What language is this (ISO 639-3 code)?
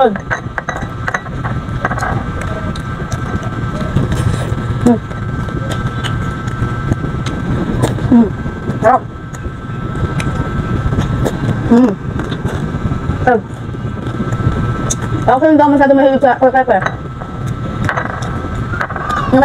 fil